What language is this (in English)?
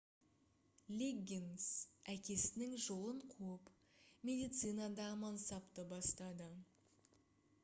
Kazakh